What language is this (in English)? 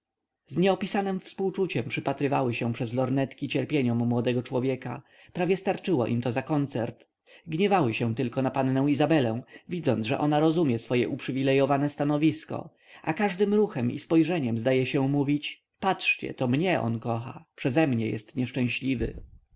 Polish